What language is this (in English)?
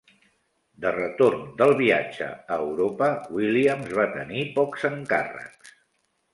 Catalan